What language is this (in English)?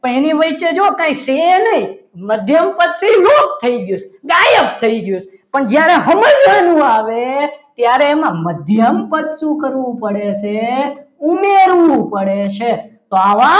Gujarati